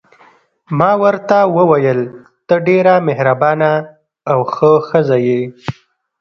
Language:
Pashto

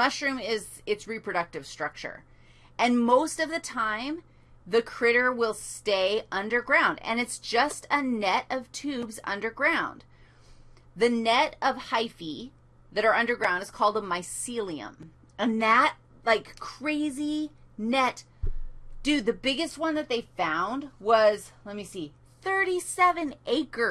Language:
English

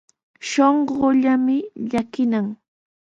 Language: Sihuas Ancash Quechua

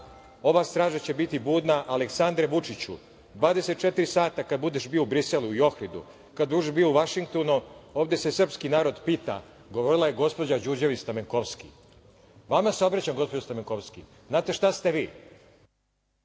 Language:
Serbian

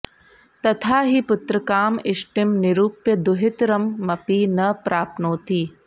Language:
Sanskrit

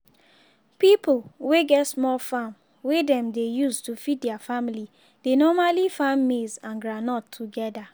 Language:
Nigerian Pidgin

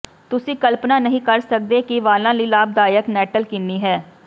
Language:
Punjabi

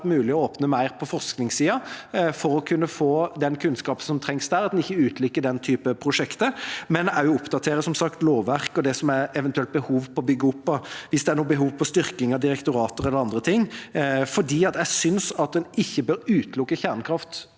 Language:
Norwegian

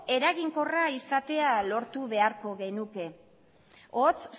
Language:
Basque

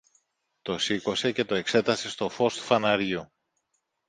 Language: Greek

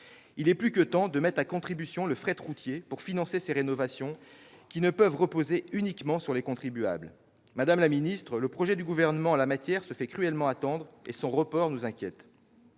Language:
French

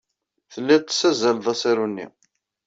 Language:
Kabyle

